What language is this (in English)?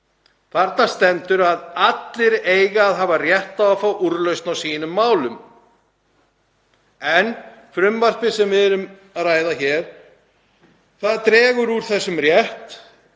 Icelandic